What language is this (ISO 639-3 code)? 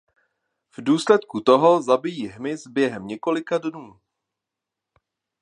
ces